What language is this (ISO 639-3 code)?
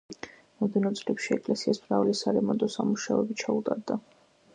kat